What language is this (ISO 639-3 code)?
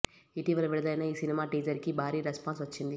tel